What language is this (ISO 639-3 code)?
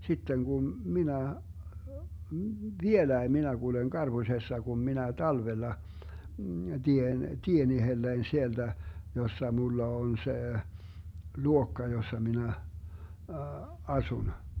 fin